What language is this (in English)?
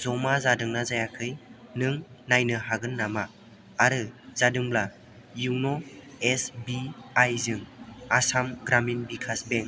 Bodo